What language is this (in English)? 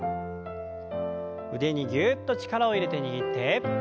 Japanese